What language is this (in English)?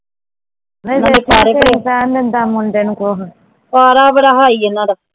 Punjabi